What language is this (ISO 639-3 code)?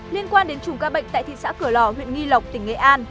vie